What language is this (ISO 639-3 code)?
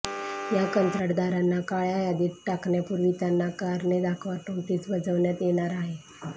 mar